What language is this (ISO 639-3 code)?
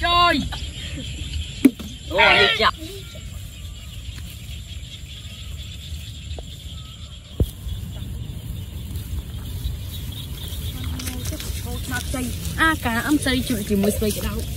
vie